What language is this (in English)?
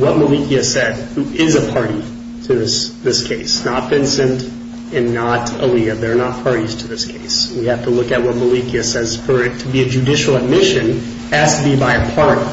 English